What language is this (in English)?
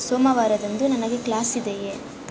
Kannada